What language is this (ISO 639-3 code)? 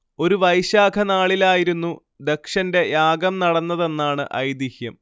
mal